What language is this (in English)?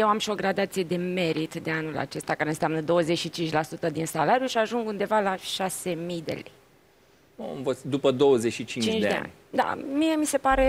Romanian